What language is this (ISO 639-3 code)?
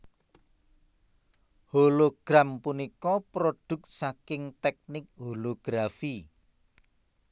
jav